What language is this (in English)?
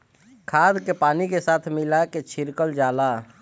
Bhojpuri